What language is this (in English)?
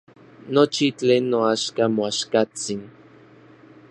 Orizaba Nahuatl